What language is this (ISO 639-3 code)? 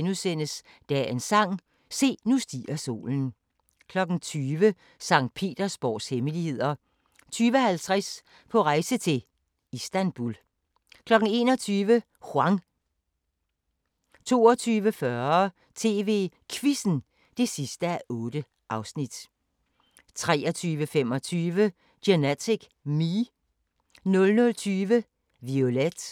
dan